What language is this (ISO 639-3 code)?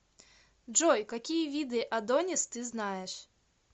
rus